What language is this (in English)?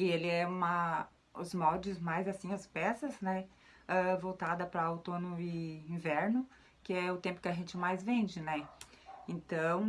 Portuguese